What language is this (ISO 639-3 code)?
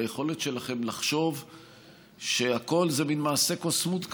heb